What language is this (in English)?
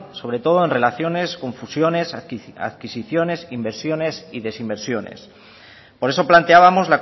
Spanish